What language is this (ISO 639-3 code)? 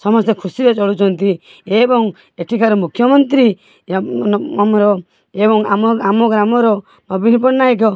ori